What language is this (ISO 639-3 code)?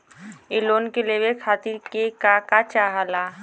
bho